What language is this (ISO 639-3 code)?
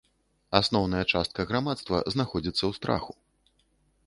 bel